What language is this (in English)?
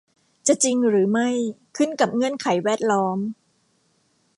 Thai